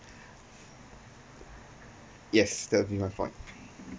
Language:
English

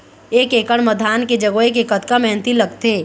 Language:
Chhattisgarhi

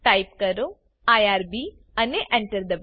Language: Gujarati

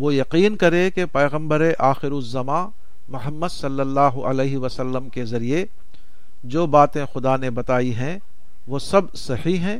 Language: Urdu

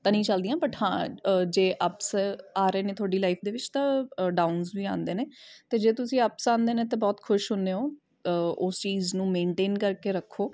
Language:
Punjabi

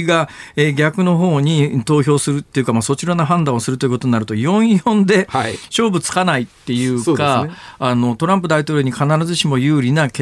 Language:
Japanese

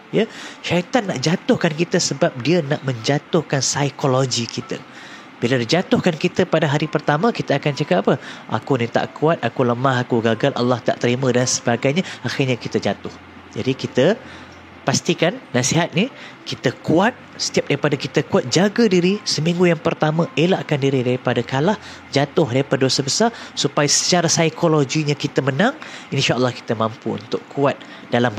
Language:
Malay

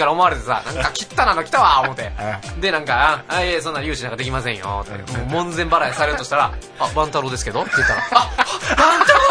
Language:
Japanese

